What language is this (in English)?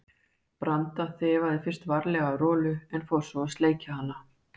Icelandic